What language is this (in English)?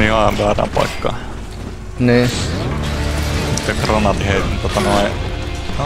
Finnish